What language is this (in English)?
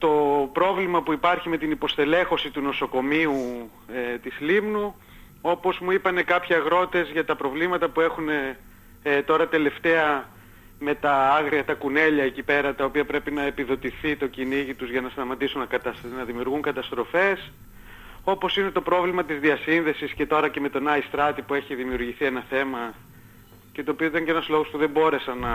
Greek